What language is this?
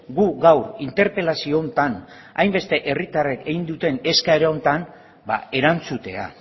Basque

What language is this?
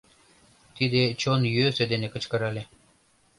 Mari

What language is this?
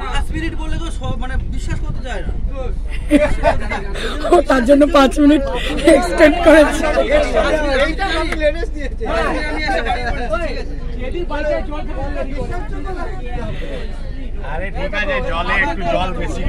Turkish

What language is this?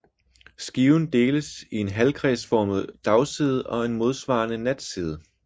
Danish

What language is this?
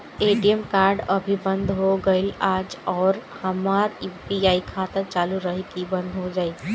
Bhojpuri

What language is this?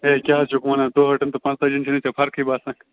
Kashmiri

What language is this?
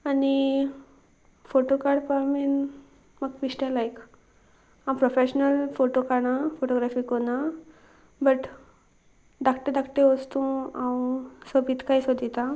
Konkani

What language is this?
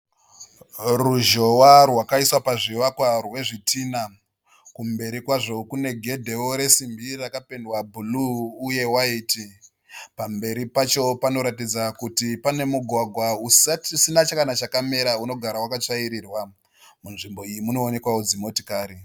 Shona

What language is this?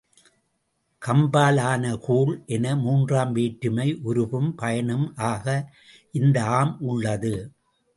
Tamil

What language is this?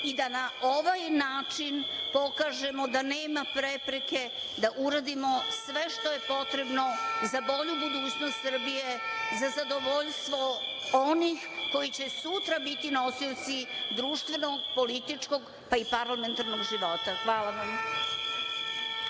Serbian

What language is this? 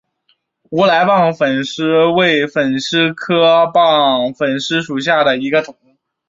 Chinese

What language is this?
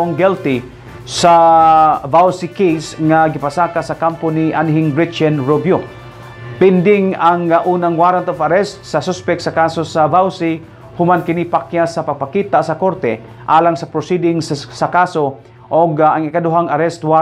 Filipino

